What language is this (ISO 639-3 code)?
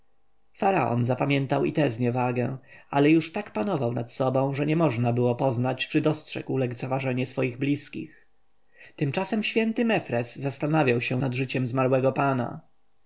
pol